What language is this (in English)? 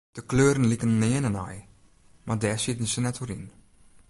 Western Frisian